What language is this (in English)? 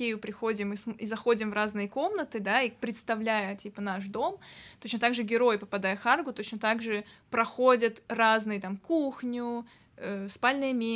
Russian